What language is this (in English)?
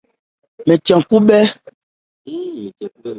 Ebrié